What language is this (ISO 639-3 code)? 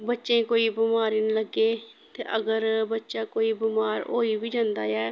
doi